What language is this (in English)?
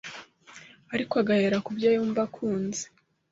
Kinyarwanda